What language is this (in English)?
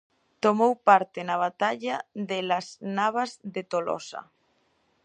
Galician